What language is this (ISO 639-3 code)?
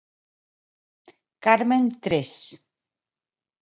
glg